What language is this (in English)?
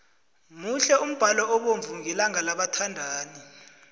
South Ndebele